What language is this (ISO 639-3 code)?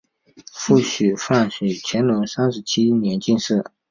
zho